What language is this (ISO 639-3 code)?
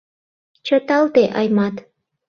chm